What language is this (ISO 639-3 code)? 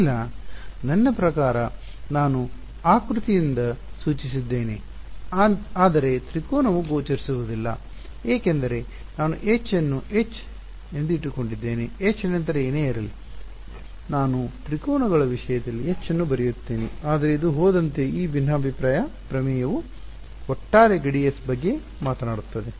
kan